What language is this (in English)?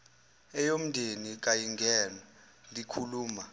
Zulu